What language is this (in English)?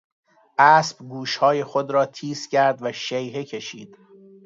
Persian